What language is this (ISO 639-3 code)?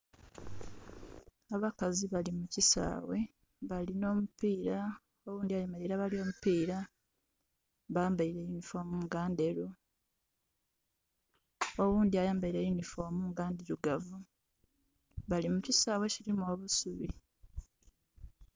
xog